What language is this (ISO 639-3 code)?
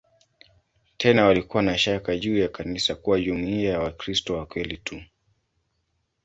swa